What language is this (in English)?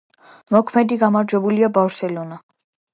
Georgian